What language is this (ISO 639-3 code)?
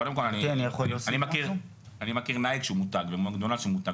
heb